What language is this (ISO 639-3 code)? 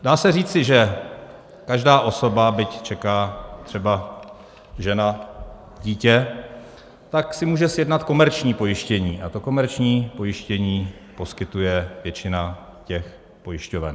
ces